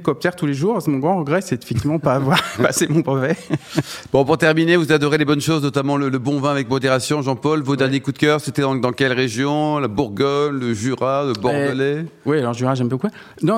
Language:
French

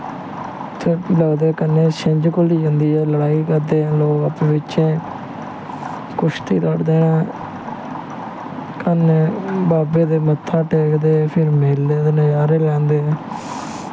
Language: Dogri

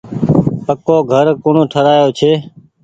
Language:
Goaria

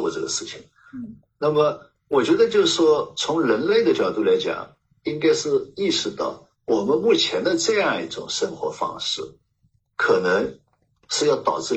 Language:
Chinese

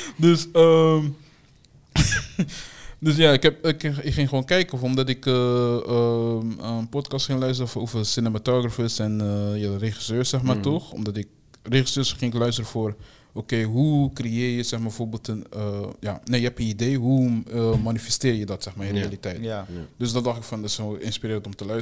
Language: Dutch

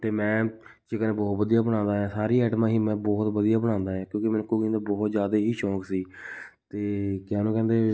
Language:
Punjabi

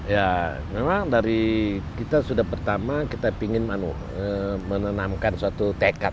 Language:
Indonesian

